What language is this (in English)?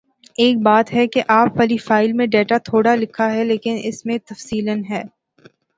Urdu